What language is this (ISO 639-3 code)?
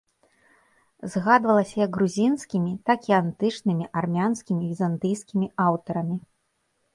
bel